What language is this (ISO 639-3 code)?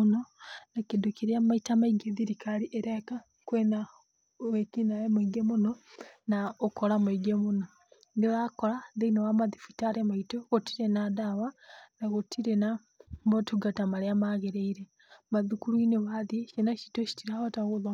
kik